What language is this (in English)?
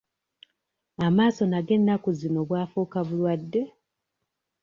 Ganda